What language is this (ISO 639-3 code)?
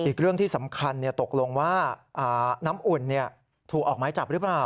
tha